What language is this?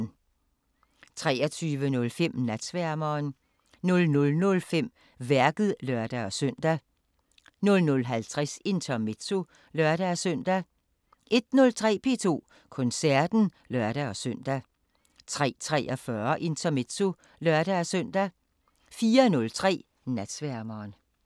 Danish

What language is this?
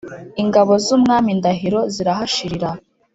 Kinyarwanda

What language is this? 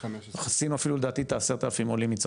Hebrew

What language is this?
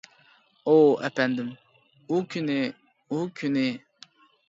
Uyghur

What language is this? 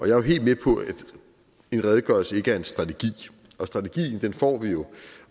Danish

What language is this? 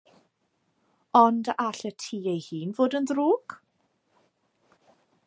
Welsh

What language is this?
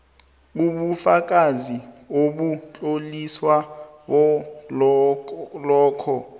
South Ndebele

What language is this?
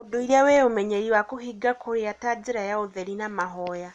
Kikuyu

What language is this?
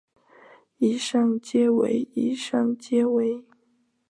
Chinese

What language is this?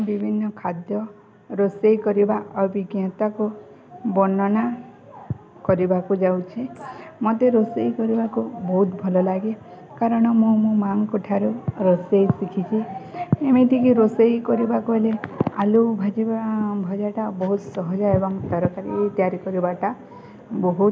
Odia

